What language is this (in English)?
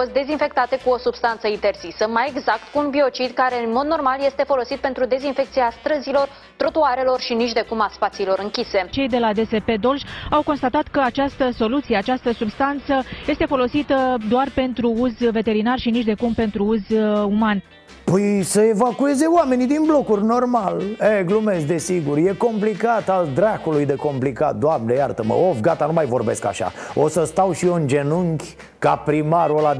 Romanian